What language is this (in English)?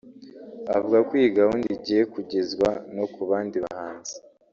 Kinyarwanda